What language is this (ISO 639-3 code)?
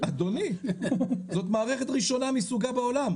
heb